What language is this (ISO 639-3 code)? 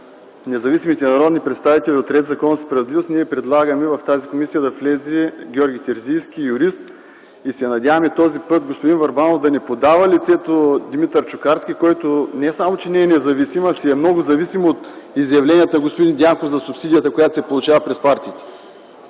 bul